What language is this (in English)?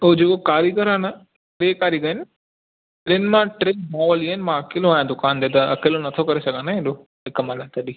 Sindhi